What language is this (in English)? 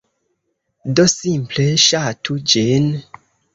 Esperanto